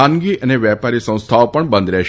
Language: Gujarati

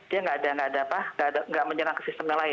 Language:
Indonesian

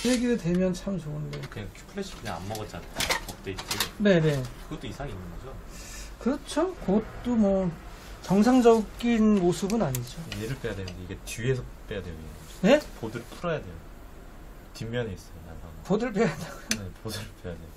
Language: Korean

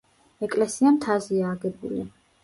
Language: Georgian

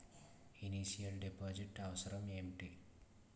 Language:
Telugu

